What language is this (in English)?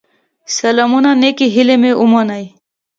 Pashto